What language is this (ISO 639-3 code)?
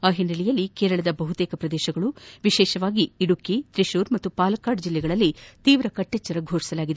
kan